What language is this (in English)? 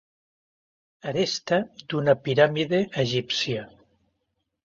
Catalan